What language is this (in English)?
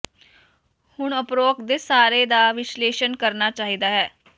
Punjabi